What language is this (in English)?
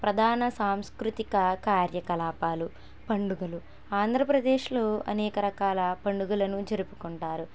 Telugu